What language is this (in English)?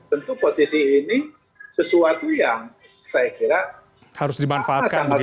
Indonesian